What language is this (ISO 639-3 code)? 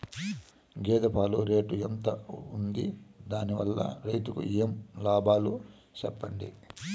tel